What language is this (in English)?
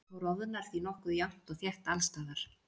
Icelandic